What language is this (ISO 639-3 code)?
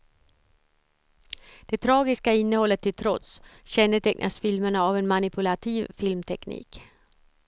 swe